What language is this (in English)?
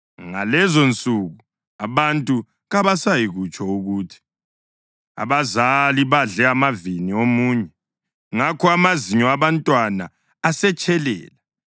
North Ndebele